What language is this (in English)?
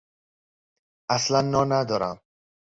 Persian